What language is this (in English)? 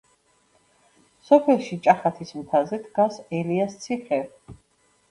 Georgian